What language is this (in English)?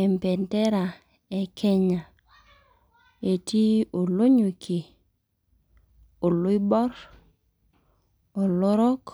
Masai